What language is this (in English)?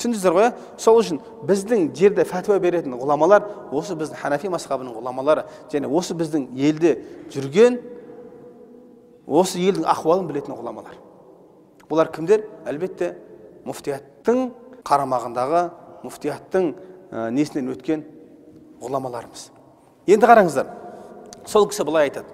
Turkish